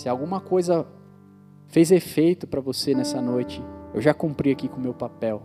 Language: Portuguese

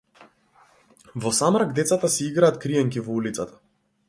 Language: Macedonian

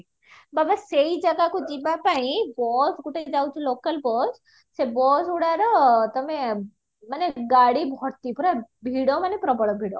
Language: Odia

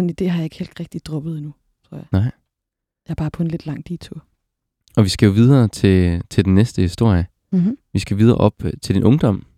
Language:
Danish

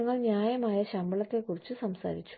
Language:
Malayalam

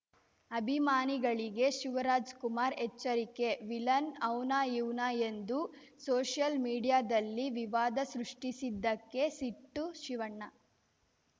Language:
Kannada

